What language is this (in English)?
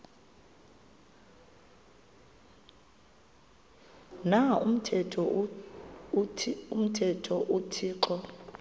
Xhosa